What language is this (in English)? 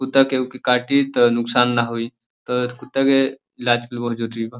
Bhojpuri